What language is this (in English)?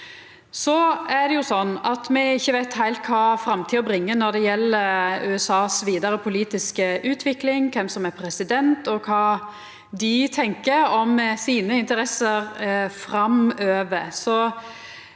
Norwegian